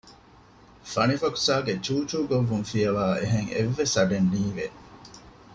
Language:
Divehi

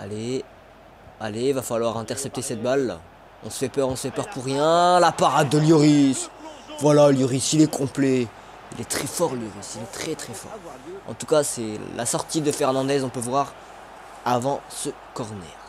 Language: French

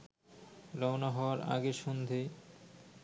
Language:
Bangla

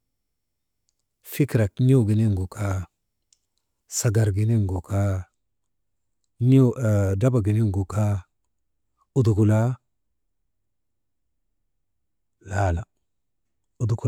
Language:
Maba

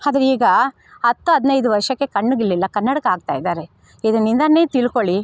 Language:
Kannada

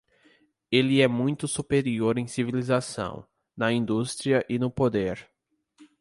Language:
Portuguese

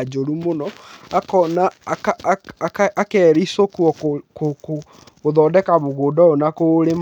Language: Kikuyu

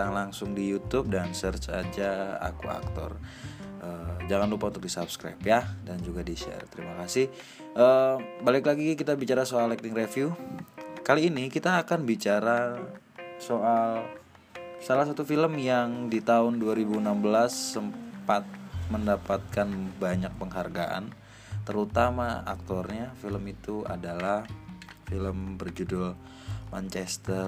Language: Indonesian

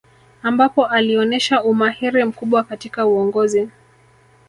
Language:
Swahili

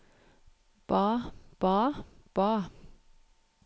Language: Norwegian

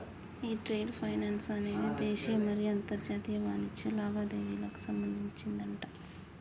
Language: Telugu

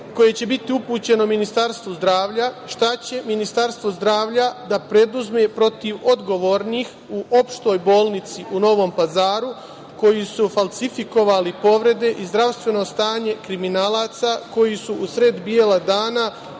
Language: Serbian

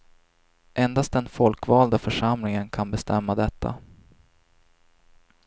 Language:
Swedish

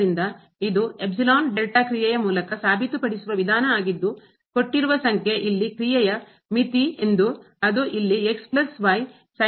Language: Kannada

